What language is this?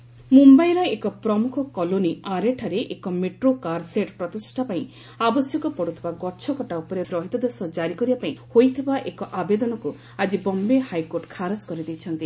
Odia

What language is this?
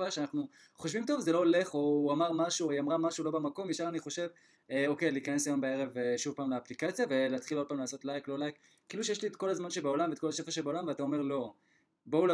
Hebrew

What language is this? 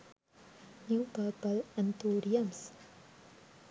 Sinhala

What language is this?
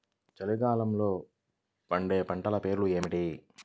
Telugu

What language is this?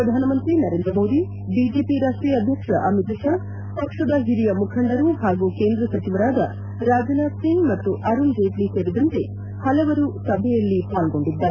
Kannada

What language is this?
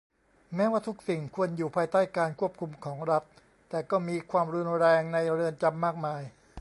Thai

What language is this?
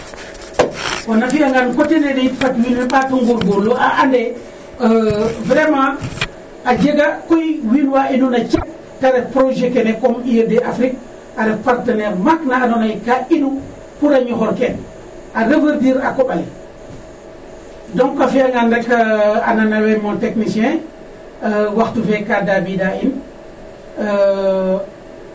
Serer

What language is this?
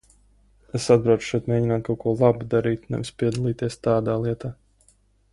Latvian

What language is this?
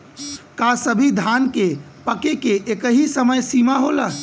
Bhojpuri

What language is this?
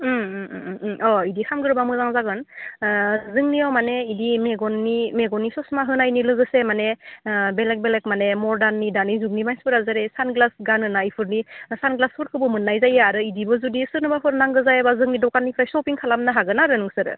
Bodo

